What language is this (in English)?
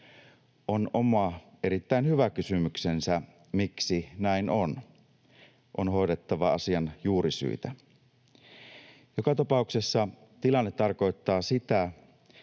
Finnish